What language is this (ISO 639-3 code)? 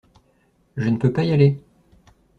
fra